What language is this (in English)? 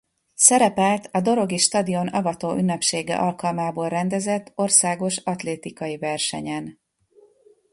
Hungarian